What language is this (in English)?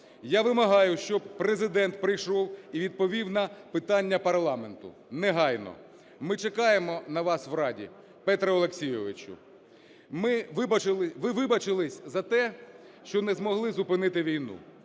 Ukrainian